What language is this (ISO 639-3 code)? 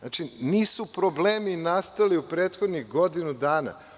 srp